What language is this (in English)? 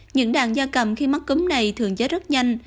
Vietnamese